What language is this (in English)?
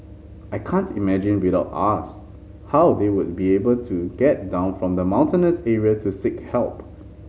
English